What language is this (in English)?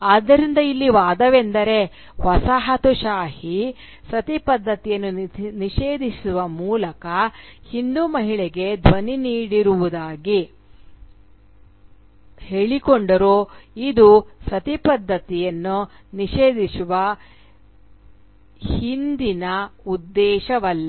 Kannada